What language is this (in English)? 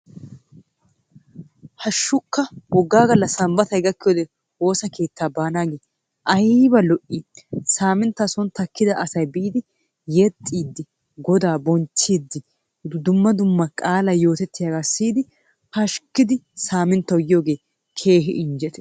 Wolaytta